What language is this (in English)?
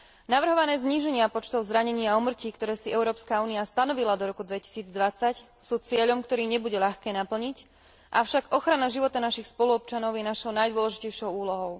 Slovak